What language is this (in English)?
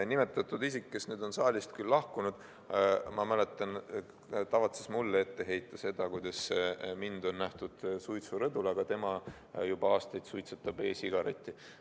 Estonian